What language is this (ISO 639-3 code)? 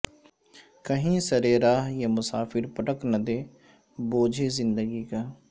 urd